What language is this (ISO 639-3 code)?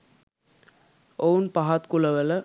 sin